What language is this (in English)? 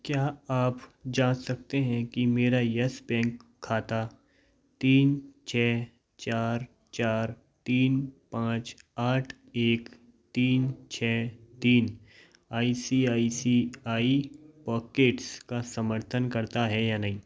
Hindi